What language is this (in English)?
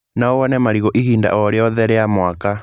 Kikuyu